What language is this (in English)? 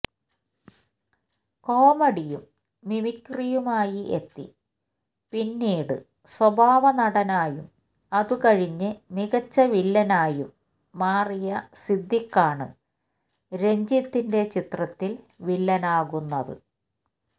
Malayalam